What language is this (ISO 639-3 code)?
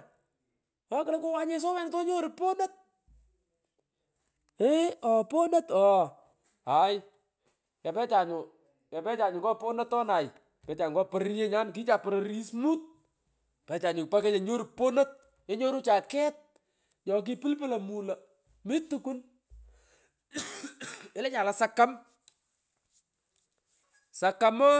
pko